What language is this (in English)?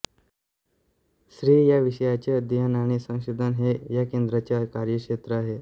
Marathi